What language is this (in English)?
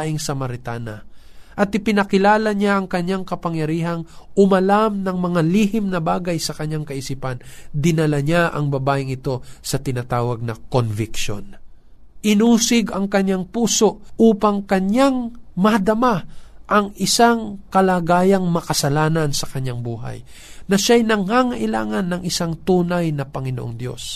Filipino